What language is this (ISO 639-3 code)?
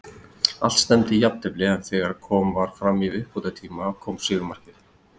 isl